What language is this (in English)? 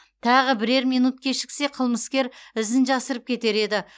Kazakh